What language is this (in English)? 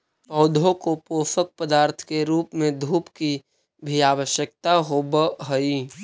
Magahi